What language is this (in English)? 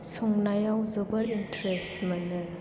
Bodo